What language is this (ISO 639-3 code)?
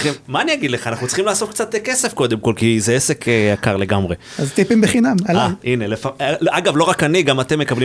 heb